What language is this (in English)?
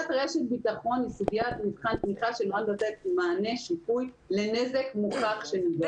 Hebrew